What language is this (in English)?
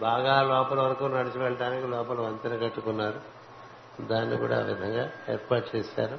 Telugu